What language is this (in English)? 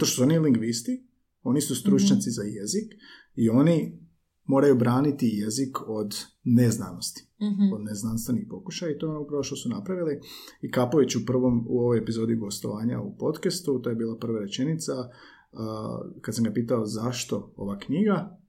Croatian